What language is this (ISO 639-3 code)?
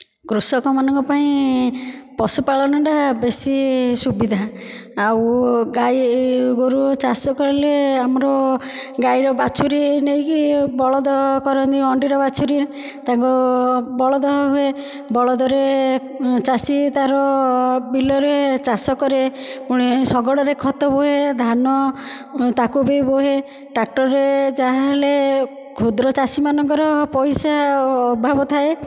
ori